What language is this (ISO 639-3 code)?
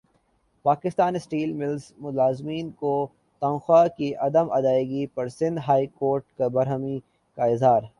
urd